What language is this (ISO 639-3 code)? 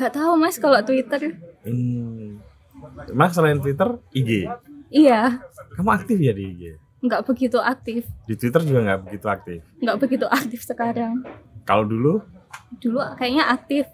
ind